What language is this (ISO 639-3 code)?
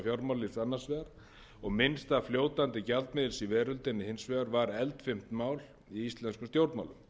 isl